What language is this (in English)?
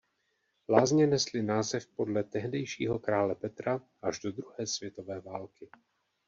Czech